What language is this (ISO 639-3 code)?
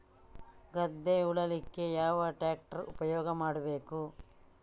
kan